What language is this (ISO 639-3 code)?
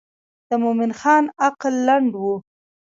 pus